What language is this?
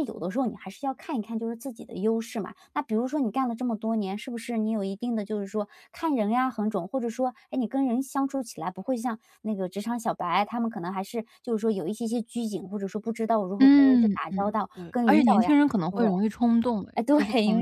Chinese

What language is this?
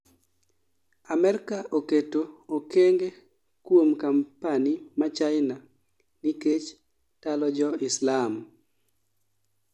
Luo (Kenya and Tanzania)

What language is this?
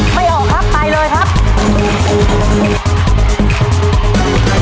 Thai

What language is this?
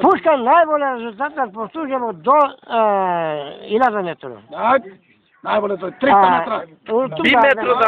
Turkish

